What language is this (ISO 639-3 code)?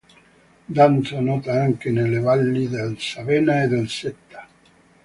ita